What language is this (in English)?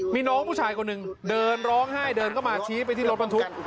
Thai